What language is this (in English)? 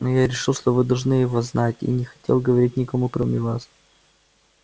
Russian